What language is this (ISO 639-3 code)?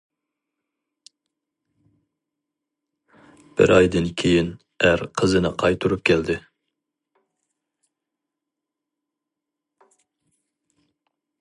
uig